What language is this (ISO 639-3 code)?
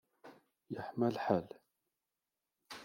kab